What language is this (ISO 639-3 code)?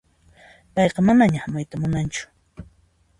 qxp